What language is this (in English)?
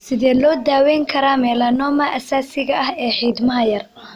Somali